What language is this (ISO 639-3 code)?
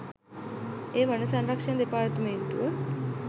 sin